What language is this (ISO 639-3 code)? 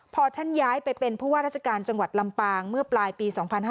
tha